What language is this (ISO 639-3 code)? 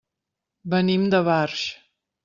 cat